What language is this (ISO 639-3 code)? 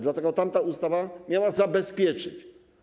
pol